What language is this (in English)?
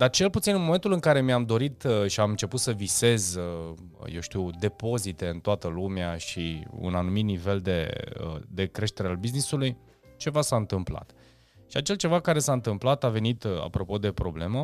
Romanian